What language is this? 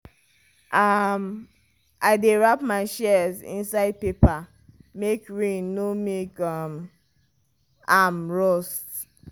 Nigerian Pidgin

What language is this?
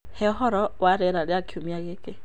Kikuyu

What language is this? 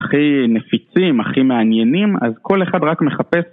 Hebrew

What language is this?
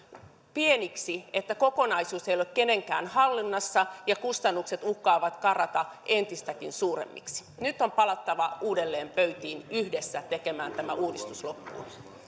Finnish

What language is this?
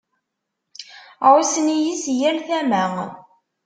Kabyle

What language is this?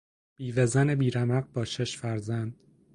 Persian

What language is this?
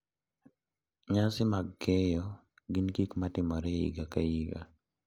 Luo (Kenya and Tanzania)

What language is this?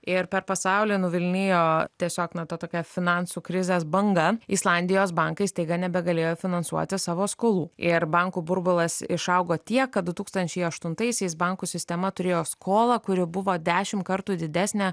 Lithuanian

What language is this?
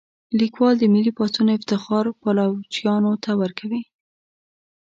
Pashto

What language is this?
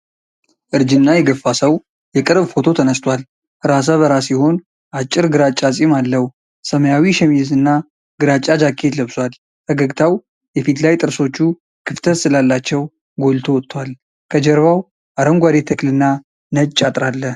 Amharic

